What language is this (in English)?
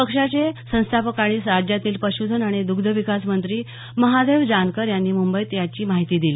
Marathi